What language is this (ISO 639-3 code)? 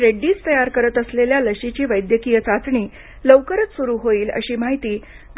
mar